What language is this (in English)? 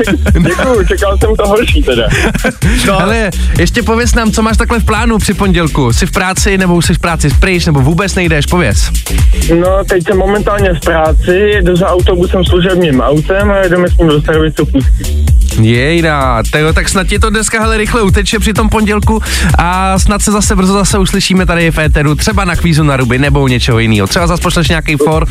Czech